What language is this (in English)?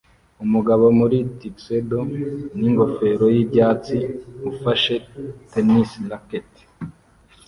Kinyarwanda